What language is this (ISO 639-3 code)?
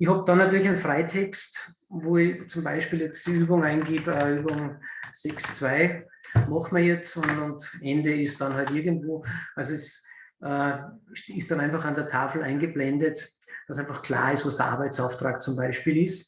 deu